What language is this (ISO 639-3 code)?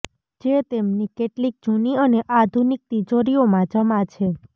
guj